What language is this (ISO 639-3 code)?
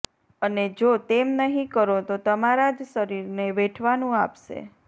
guj